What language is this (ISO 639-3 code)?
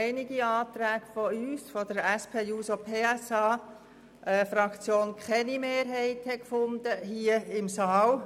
gsw